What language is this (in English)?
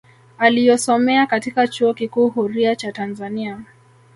Swahili